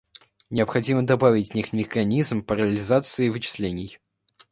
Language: Russian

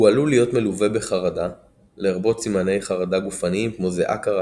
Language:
Hebrew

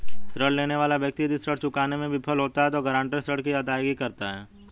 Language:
Hindi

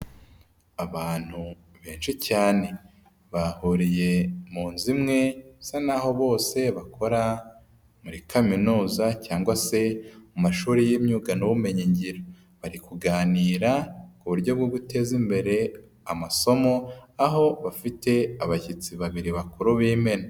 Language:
Kinyarwanda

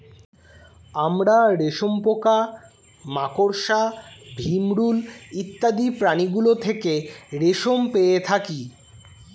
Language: Bangla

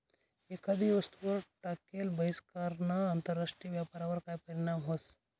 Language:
Marathi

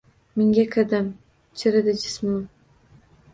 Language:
Uzbek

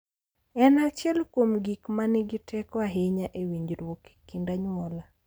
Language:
Luo (Kenya and Tanzania)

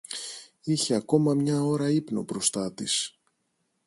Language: Greek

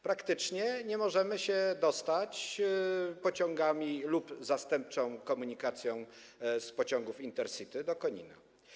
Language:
Polish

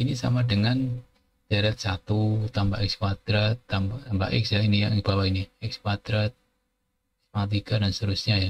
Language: Indonesian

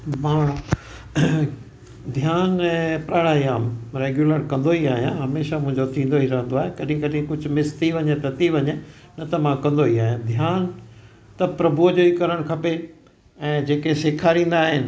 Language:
Sindhi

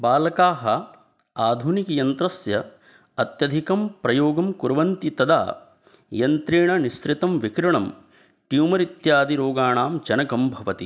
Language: Sanskrit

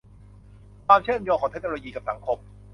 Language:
Thai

